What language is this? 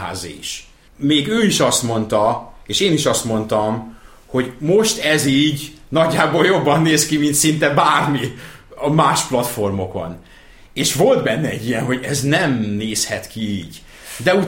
Hungarian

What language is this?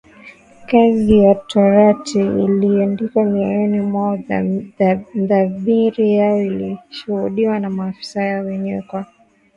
Swahili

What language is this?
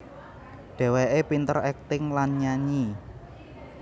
Javanese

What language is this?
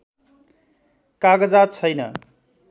Nepali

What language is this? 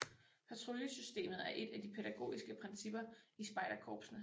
Danish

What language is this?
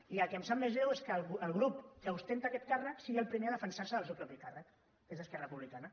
Catalan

